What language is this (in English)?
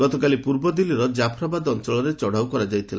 Odia